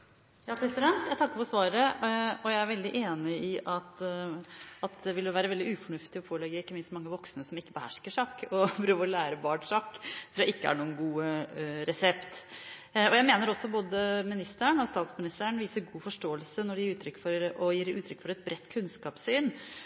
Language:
Norwegian Bokmål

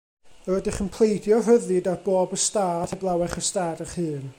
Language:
Welsh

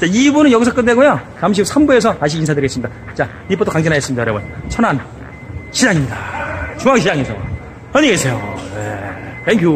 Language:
Korean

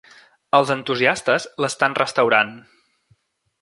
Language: Catalan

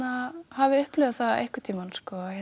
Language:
Icelandic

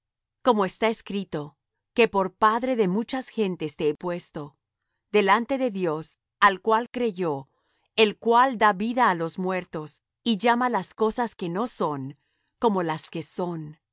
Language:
Spanish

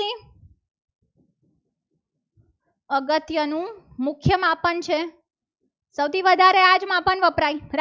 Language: Gujarati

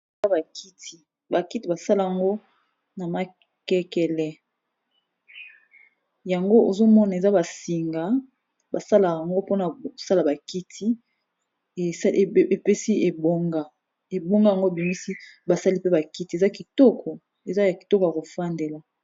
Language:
Lingala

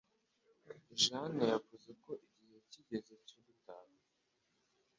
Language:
Kinyarwanda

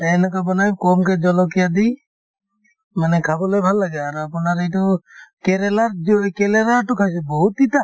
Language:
Assamese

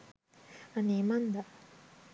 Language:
Sinhala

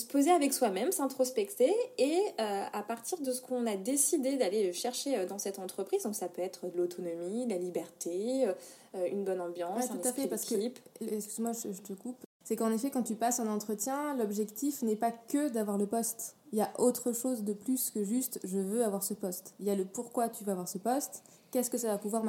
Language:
French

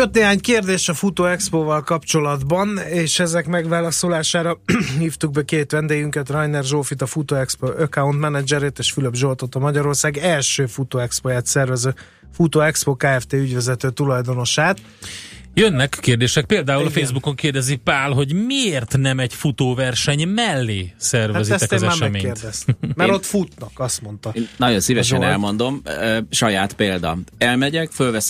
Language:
Hungarian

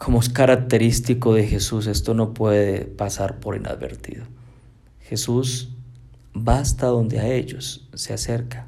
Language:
Spanish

